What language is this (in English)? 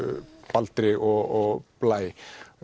Icelandic